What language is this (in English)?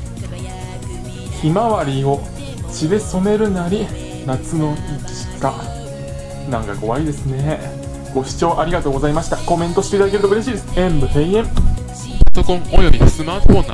Japanese